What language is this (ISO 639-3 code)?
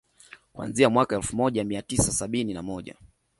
swa